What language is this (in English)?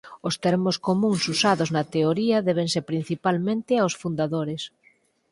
Galician